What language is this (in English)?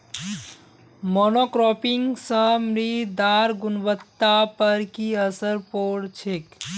Magahi